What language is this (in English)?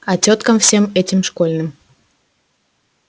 Russian